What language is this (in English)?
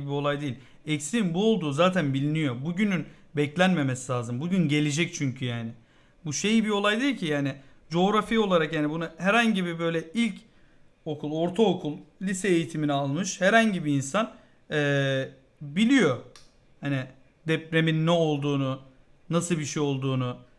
Turkish